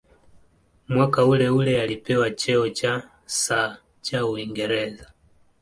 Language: Swahili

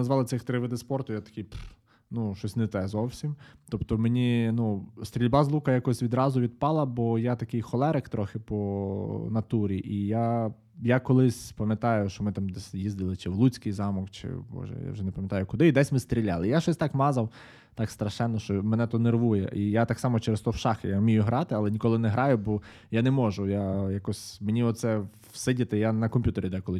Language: Ukrainian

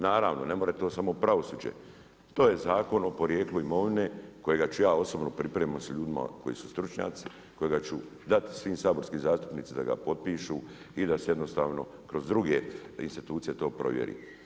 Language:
Croatian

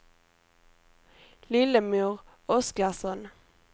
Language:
Swedish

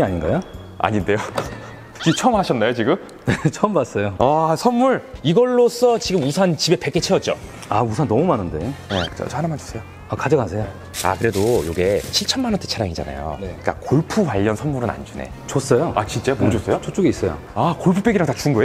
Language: Korean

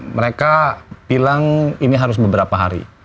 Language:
Indonesian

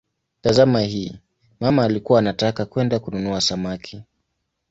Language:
Swahili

